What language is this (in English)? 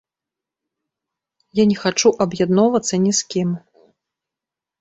Belarusian